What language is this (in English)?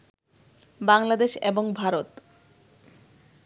Bangla